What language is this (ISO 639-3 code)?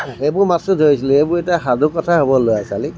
asm